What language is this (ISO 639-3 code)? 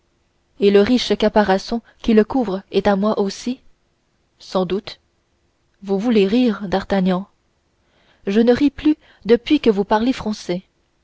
fra